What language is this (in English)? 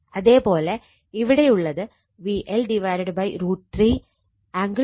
Malayalam